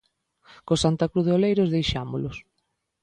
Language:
Galician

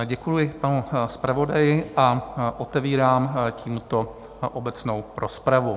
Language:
Czech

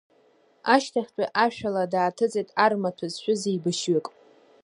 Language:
Abkhazian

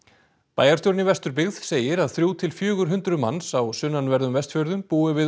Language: Icelandic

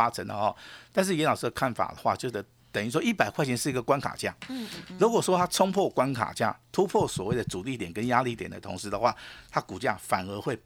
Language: Chinese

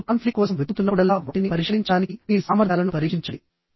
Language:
Telugu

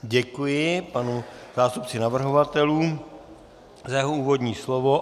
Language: Czech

